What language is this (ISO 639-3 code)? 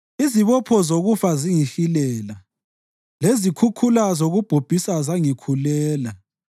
nde